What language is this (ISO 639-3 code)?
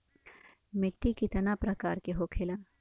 bho